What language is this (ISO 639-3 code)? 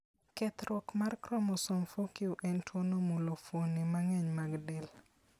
luo